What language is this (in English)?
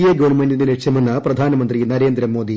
Malayalam